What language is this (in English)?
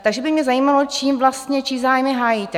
Czech